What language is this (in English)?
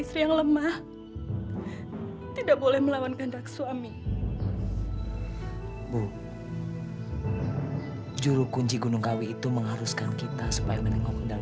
Indonesian